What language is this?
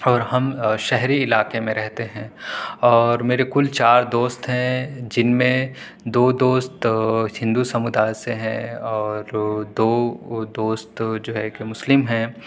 Urdu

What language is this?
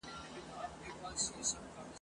Pashto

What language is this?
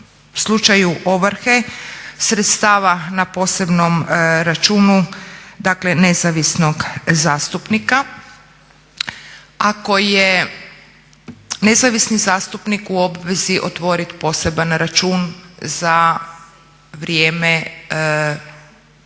Croatian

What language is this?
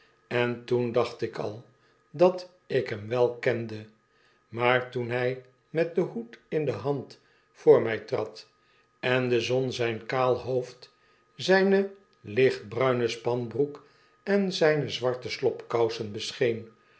Dutch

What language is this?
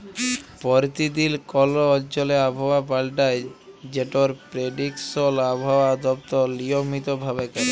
Bangla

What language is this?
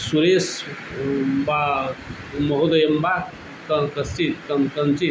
Sanskrit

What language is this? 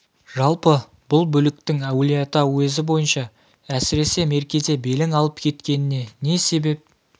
Kazakh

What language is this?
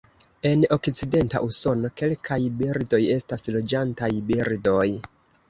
Esperanto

